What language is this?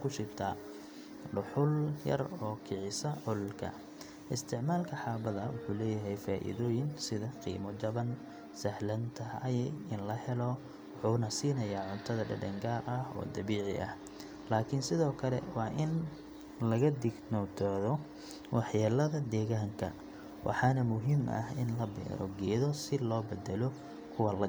Somali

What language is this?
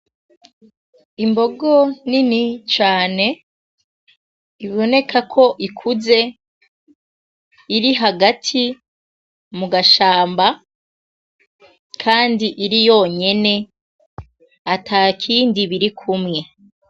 Rundi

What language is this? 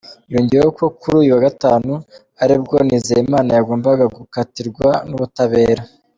Kinyarwanda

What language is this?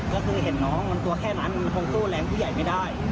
Thai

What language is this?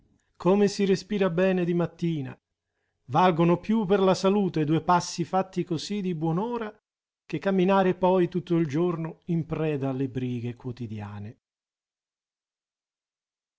Italian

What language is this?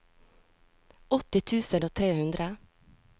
Norwegian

